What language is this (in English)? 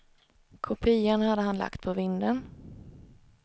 Swedish